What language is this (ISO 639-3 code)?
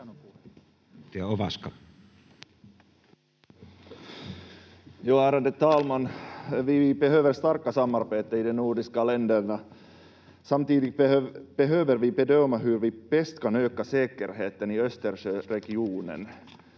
fin